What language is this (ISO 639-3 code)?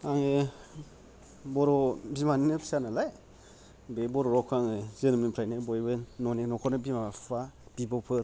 brx